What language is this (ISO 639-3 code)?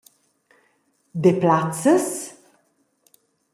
roh